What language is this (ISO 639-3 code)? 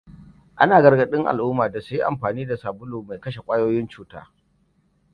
hau